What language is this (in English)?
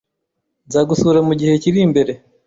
Kinyarwanda